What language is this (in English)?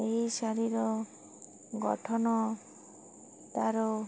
Odia